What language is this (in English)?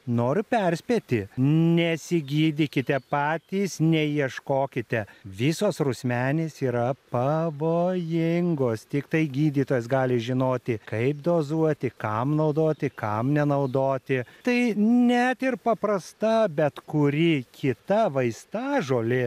Lithuanian